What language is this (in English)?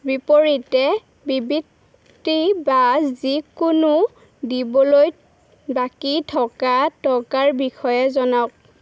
Assamese